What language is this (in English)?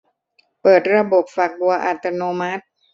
Thai